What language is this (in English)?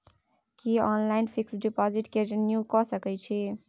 Maithili